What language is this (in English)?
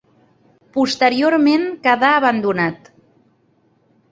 Catalan